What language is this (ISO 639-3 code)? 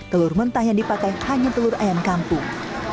ind